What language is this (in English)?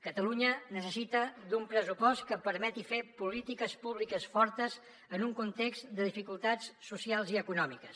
Catalan